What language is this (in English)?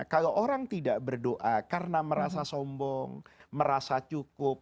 Indonesian